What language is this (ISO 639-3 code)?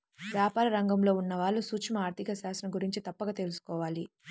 tel